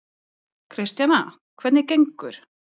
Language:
Icelandic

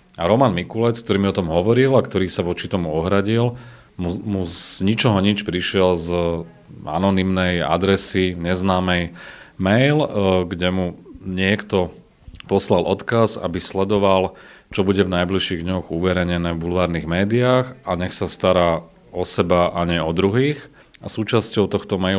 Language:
Slovak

